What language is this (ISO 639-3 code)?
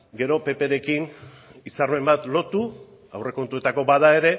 eus